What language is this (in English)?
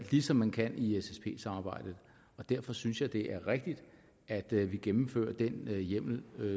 Danish